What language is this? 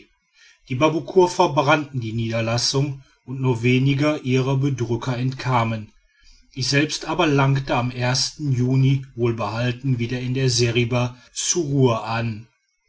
German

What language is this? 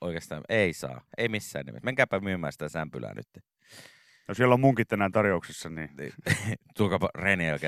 Finnish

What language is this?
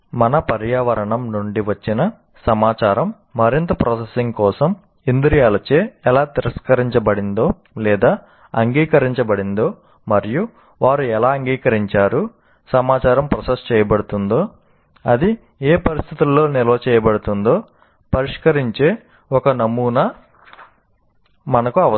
Telugu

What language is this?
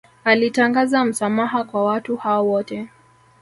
Swahili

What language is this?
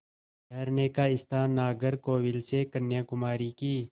Hindi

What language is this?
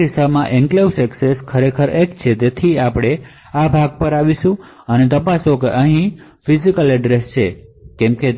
Gujarati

